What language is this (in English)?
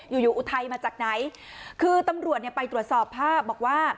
Thai